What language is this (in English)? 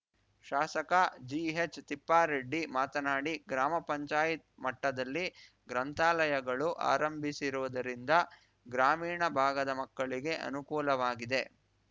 Kannada